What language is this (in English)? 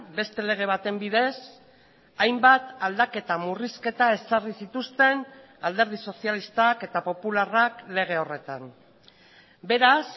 Basque